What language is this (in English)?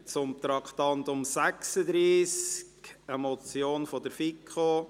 Swiss German